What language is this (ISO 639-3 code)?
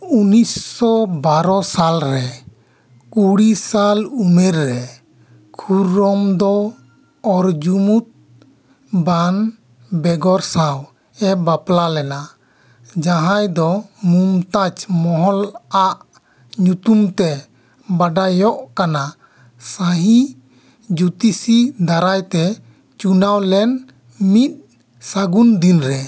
sat